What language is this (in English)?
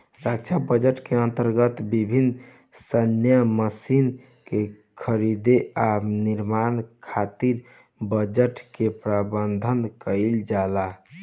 Bhojpuri